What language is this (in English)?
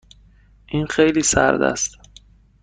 Persian